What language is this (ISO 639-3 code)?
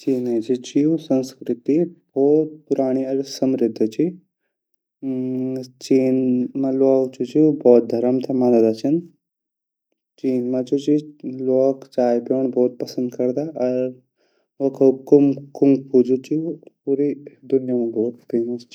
gbm